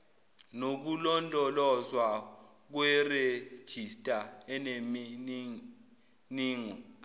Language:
Zulu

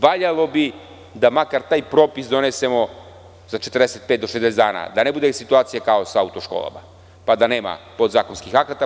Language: Serbian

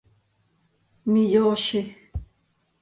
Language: Seri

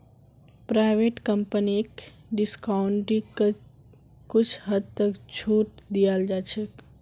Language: Magahi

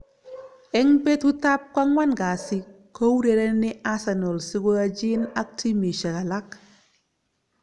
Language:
Kalenjin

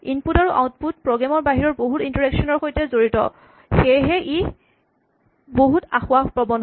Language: Assamese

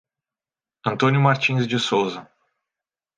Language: Portuguese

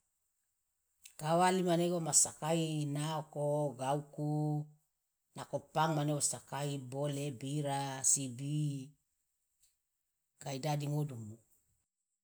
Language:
Loloda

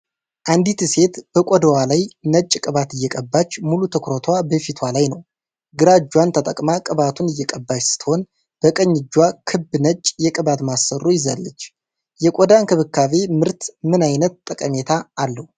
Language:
Amharic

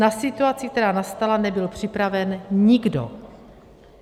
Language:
Czech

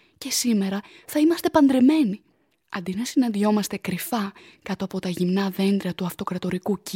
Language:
Greek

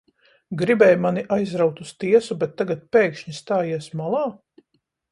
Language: Latvian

